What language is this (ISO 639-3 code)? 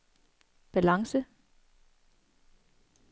dan